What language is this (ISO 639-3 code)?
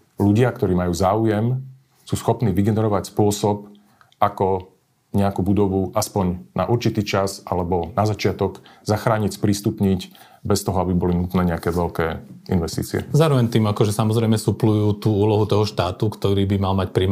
slk